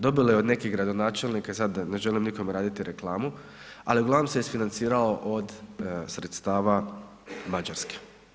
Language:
Croatian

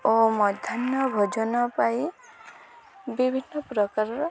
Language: Odia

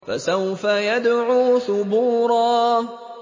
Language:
Arabic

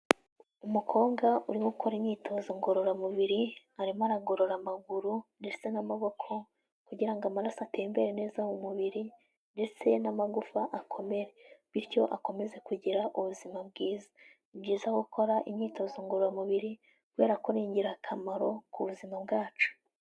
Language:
Kinyarwanda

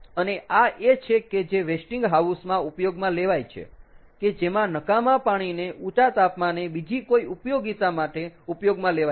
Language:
Gujarati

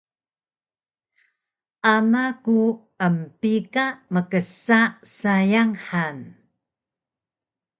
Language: Taroko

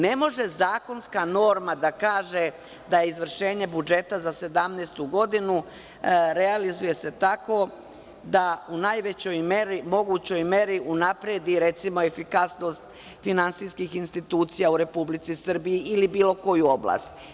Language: Serbian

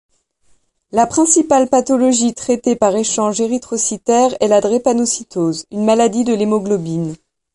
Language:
French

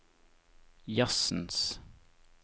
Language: Norwegian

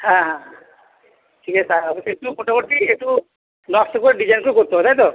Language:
Bangla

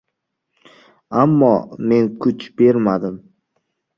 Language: Uzbek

